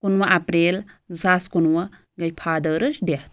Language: Kashmiri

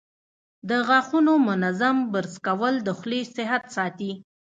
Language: Pashto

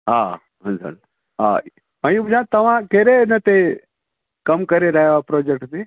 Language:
Sindhi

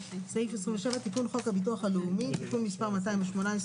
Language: Hebrew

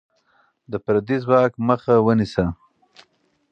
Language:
Pashto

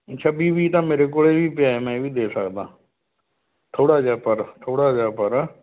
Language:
Punjabi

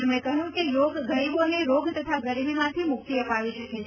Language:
Gujarati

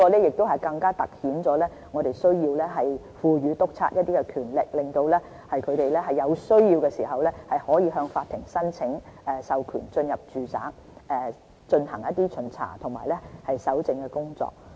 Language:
Cantonese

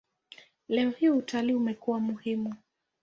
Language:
Swahili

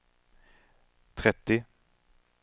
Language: Swedish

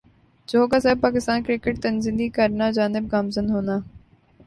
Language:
Urdu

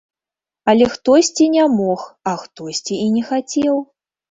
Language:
Belarusian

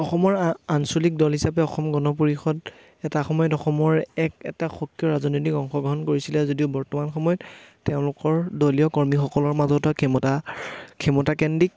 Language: Assamese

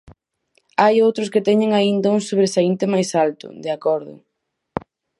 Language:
Galician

